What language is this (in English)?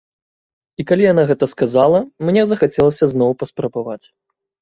Belarusian